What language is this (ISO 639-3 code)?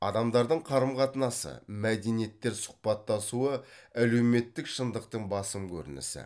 kaz